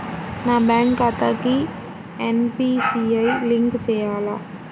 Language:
Telugu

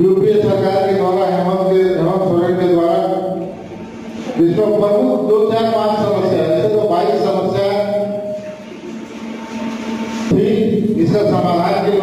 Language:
Hindi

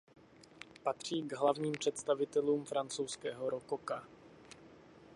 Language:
Czech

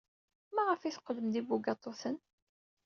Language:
Kabyle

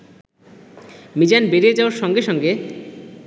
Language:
Bangla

